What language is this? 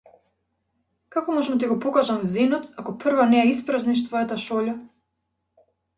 Macedonian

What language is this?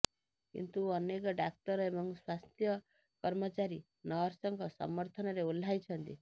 Odia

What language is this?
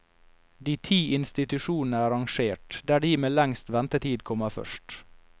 Norwegian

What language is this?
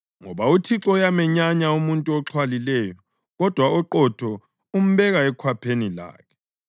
North Ndebele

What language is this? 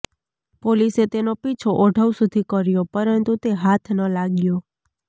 Gujarati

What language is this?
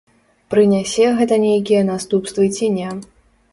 Belarusian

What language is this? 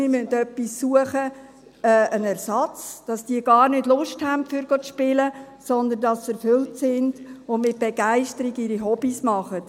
Swiss German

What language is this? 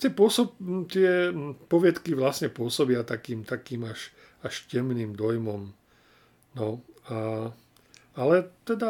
Slovak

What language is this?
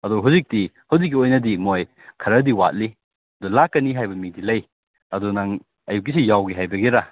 Manipuri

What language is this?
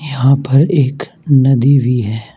Hindi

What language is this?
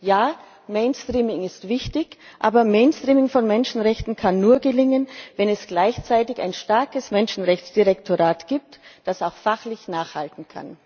German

